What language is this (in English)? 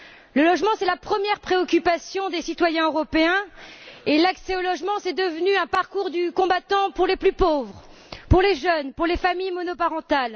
French